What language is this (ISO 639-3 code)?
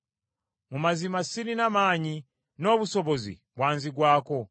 lug